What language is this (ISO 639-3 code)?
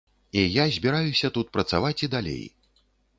bel